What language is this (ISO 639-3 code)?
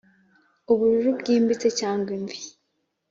kin